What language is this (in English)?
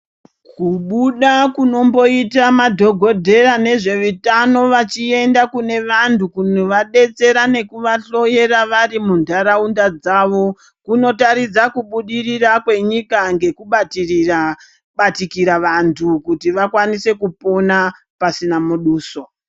Ndau